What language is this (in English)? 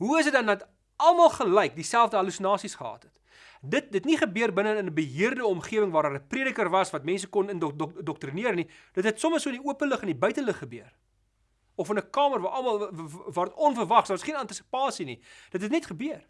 Dutch